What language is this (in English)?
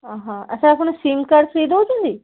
Odia